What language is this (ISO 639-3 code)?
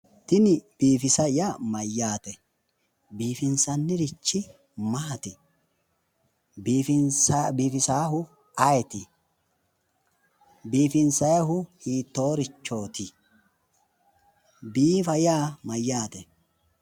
sid